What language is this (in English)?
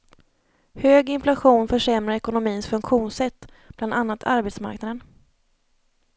Swedish